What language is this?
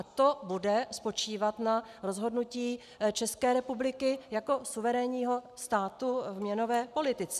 Czech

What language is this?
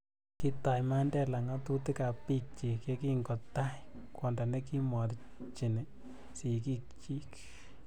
Kalenjin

